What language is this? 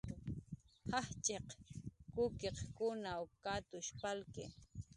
Jaqaru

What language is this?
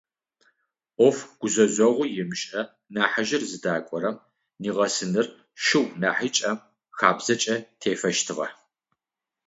Adyghe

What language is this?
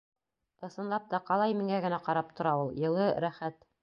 Bashkir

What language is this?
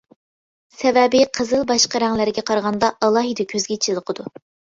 Uyghur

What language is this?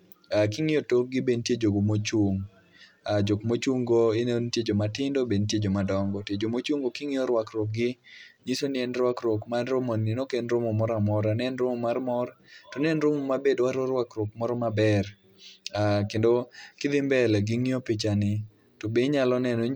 Luo (Kenya and Tanzania)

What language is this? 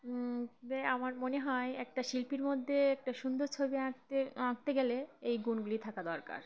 Bangla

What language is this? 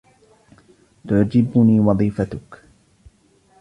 Arabic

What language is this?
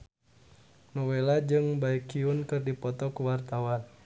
Sundanese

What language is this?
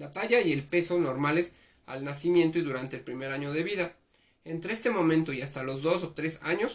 Spanish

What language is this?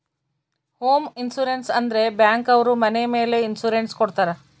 Kannada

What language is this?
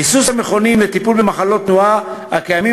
Hebrew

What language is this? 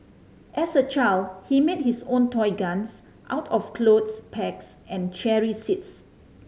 English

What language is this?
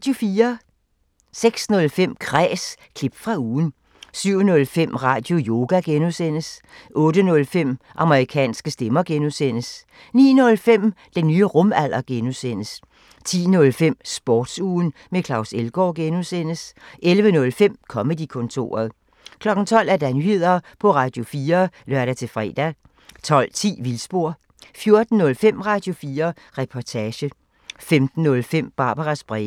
Danish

